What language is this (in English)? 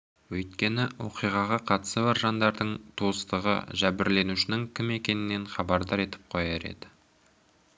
Kazakh